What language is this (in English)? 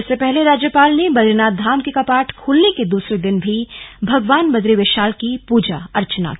Hindi